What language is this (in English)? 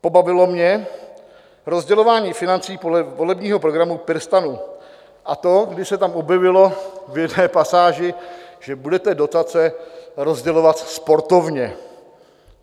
Czech